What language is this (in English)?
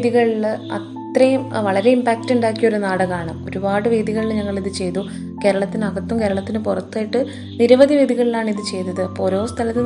Malayalam